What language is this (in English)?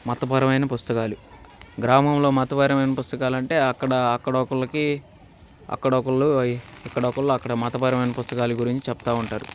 Telugu